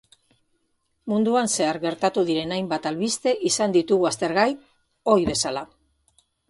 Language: Basque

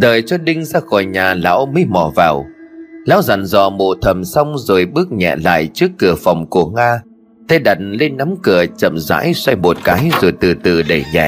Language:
Vietnamese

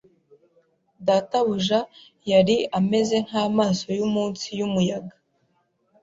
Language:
Kinyarwanda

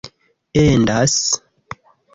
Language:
Esperanto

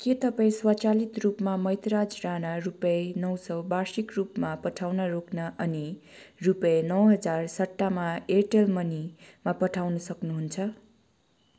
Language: Nepali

